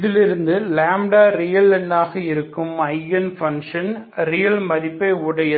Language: Tamil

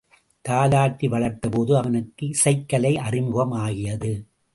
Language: Tamil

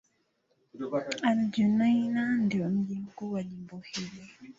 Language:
Swahili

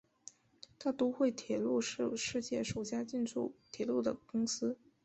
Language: Chinese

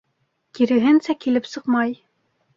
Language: Bashkir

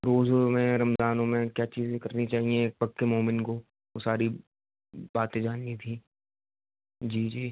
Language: Urdu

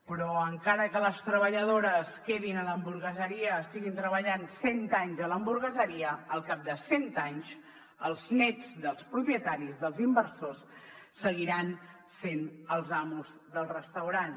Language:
Catalan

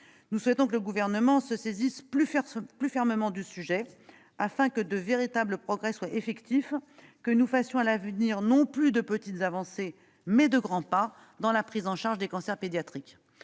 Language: French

